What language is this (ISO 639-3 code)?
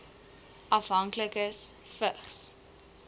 afr